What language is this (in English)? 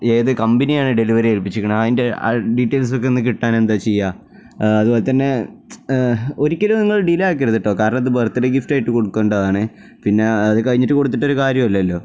Malayalam